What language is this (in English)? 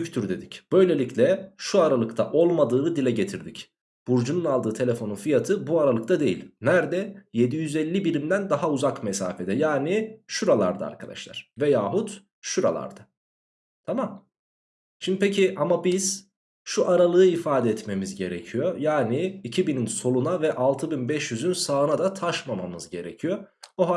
Turkish